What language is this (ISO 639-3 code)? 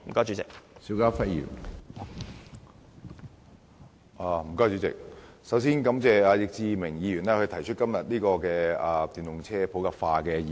yue